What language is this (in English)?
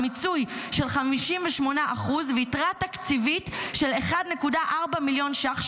Hebrew